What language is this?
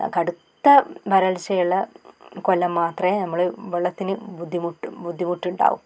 Malayalam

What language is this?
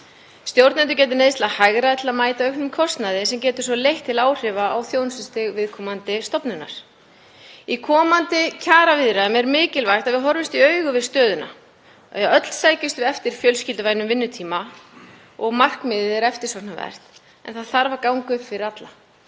Icelandic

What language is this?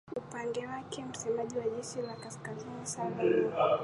Swahili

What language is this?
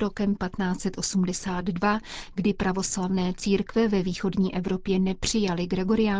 Czech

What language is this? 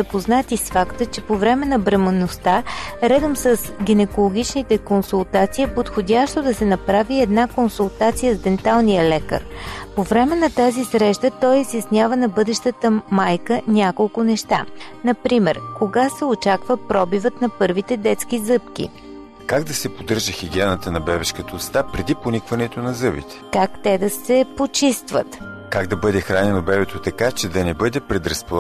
Bulgarian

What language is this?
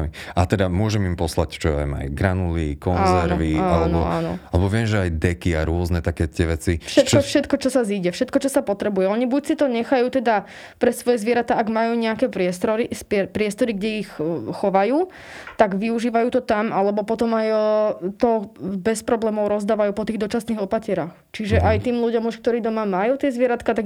Slovak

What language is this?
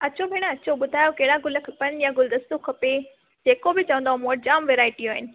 Sindhi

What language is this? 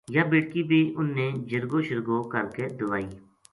Gujari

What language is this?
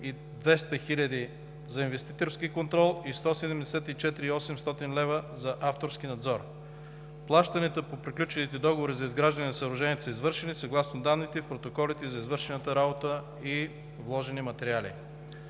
Bulgarian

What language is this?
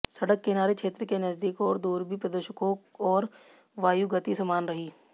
Hindi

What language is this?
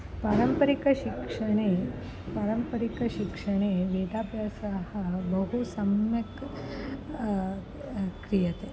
Sanskrit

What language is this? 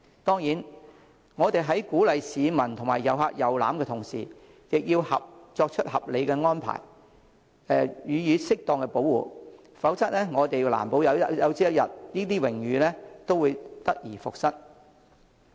Cantonese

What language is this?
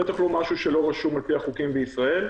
Hebrew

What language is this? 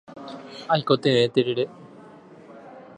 Guarani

